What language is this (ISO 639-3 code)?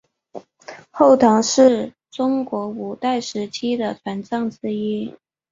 zho